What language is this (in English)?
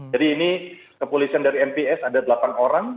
Indonesian